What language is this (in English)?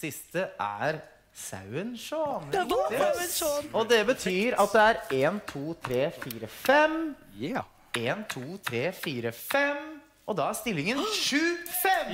Norwegian